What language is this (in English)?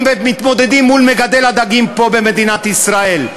Hebrew